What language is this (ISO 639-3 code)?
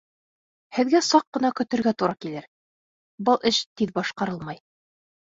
bak